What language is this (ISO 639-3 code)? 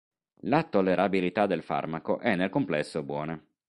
ita